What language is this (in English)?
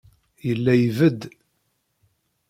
Kabyle